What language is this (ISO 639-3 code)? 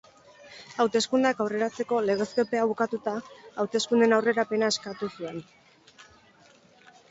eus